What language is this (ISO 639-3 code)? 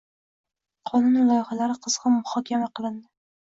uzb